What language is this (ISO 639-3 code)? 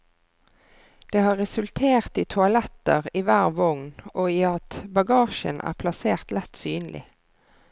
nor